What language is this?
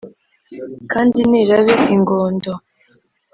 Kinyarwanda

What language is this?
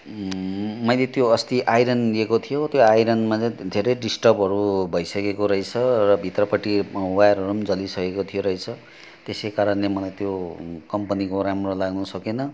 Nepali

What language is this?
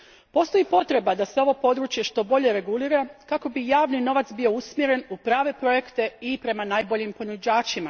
Croatian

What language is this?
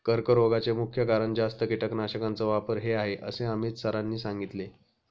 Marathi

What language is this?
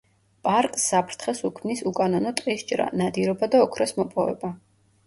Georgian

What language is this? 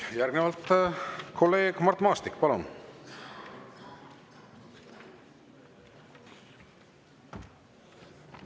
Estonian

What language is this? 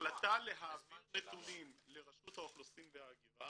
Hebrew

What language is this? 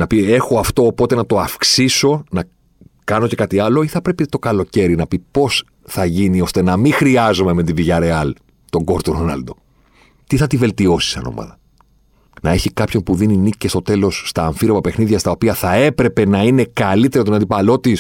Greek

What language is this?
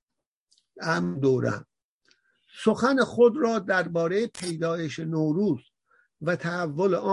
Persian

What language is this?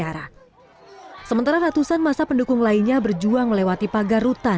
Indonesian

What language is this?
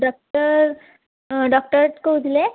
Odia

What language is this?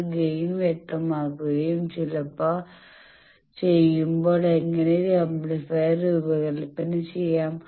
Malayalam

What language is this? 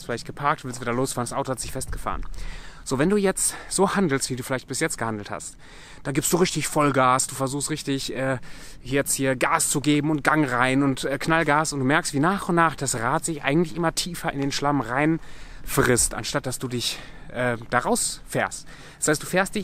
German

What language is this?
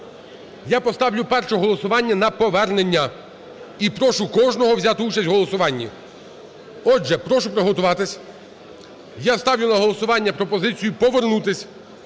Ukrainian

